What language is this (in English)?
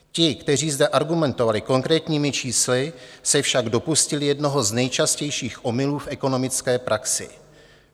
Czech